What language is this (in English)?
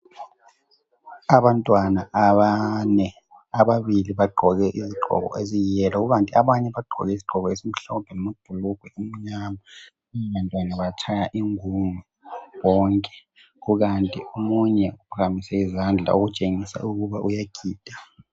North Ndebele